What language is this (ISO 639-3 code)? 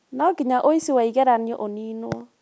kik